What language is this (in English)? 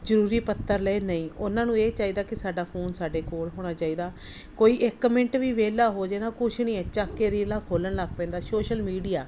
Punjabi